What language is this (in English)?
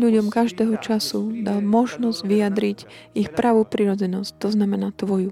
Slovak